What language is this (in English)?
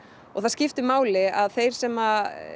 Icelandic